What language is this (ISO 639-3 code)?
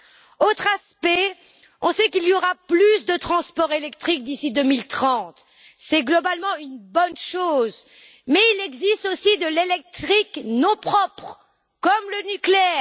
fra